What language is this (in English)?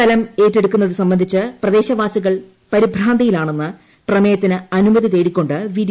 Malayalam